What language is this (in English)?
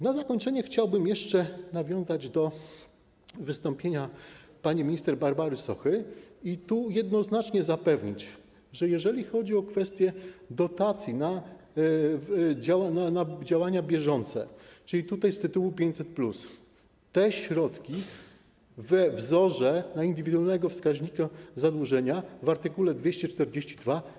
Polish